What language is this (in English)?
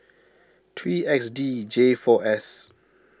English